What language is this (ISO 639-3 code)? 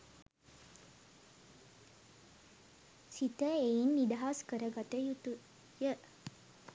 sin